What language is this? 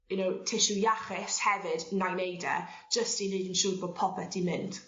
Welsh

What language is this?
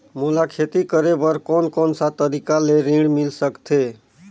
Chhattisgarhi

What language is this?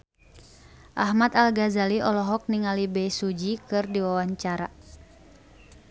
Sundanese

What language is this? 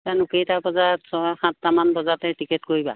Assamese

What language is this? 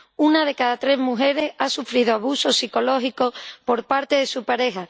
Spanish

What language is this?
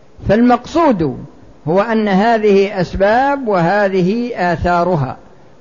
Arabic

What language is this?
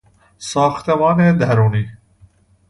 Persian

